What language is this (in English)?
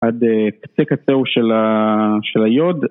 Hebrew